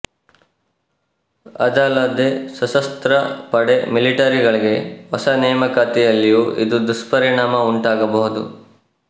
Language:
Kannada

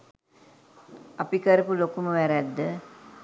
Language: Sinhala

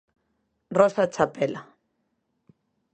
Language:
Galician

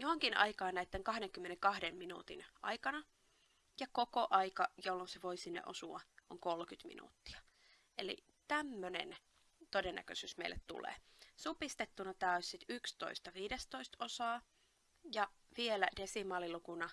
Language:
Finnish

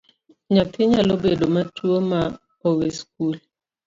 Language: Luo (Kenya and Tanzania)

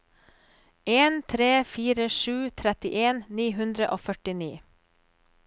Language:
Norwegian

